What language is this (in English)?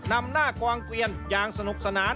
Thai